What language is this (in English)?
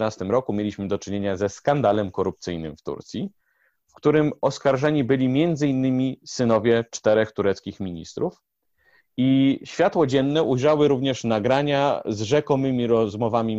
Polish